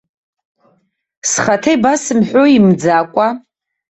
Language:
Abkhazian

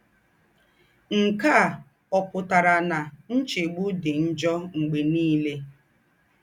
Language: Igbo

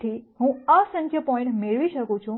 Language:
Gujarati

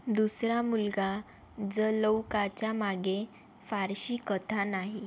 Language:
Marathi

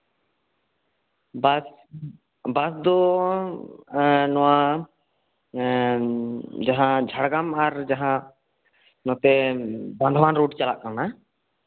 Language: Santali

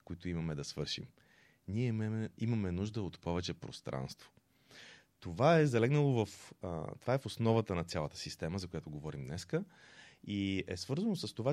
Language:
Bulgarian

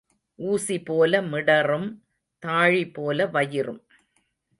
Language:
Tamil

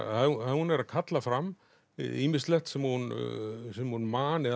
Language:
Icelandic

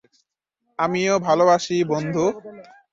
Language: Bangla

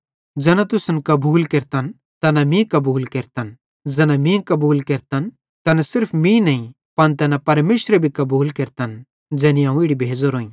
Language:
Bhadrawahi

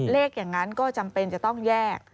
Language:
Thai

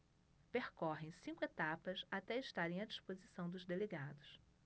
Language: Portuguese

